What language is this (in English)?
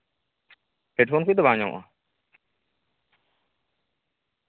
Santali